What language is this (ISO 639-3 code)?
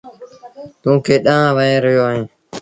sbn